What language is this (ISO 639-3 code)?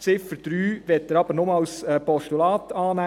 gsw